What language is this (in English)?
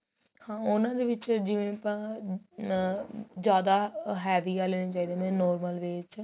Punjabi